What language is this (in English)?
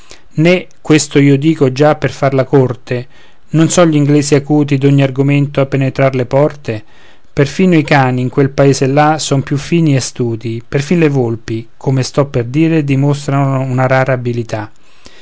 Italian